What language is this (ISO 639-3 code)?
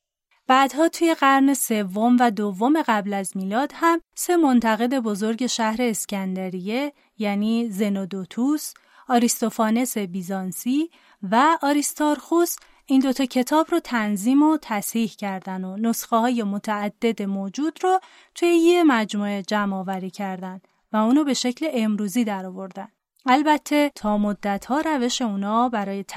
fas